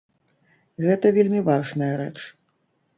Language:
Belarusian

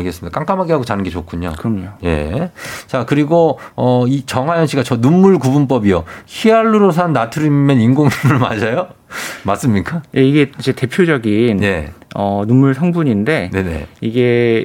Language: Korean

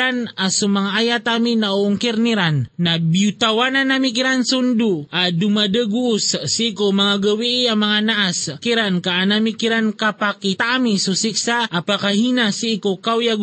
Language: Filipino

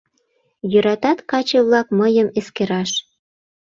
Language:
Mari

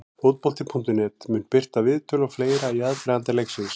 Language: Icelandic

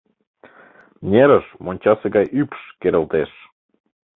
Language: Mari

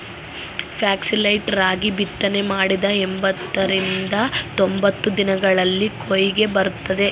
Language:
Kannada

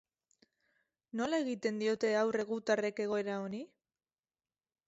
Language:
Basque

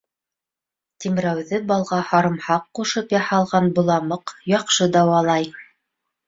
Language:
Bashkir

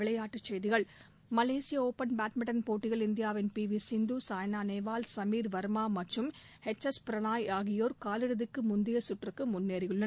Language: Tamil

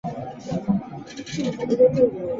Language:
Chinese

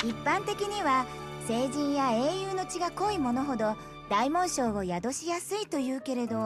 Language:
Japanese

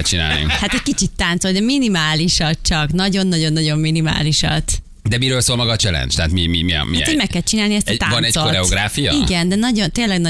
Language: Hungarian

